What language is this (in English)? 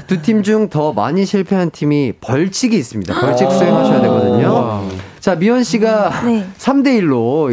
Korean